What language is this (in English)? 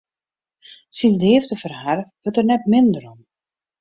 Western Frisian